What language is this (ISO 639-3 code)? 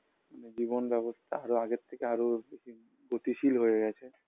ben